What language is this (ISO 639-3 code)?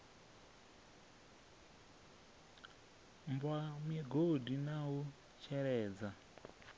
ven